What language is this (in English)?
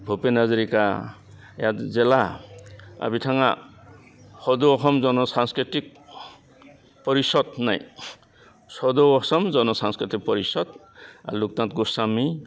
Bodo